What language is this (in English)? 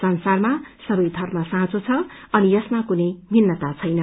Nepali